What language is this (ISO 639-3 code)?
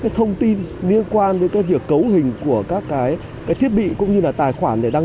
vie